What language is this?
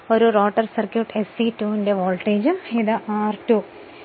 Malayalam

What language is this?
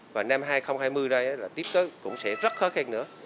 Vietnamese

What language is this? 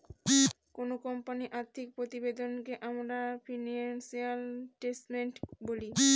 Bangla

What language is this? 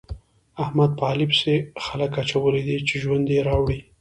Pashto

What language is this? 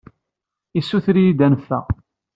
Kabyle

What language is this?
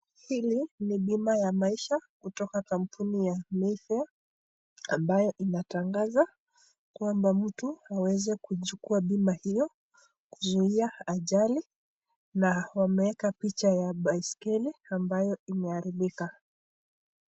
Swahili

